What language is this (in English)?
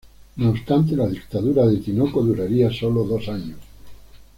Spanish